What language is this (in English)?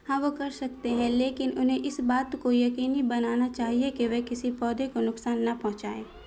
Urdu